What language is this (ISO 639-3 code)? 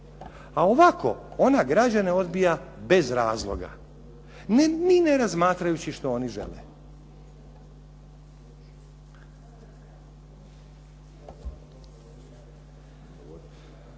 hrv